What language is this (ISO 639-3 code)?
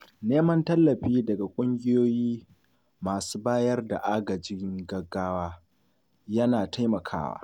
hau